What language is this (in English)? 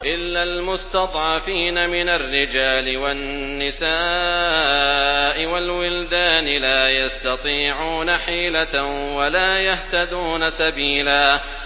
Arabic